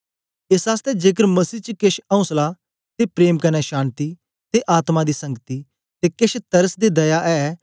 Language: Dogri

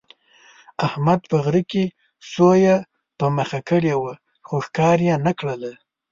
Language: Pashto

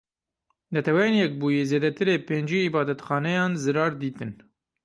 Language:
Kurdish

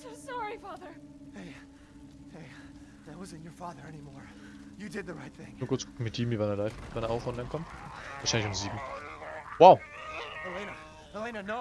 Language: German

